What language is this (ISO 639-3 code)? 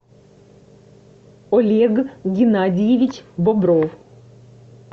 rus